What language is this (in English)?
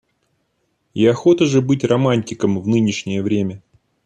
Russian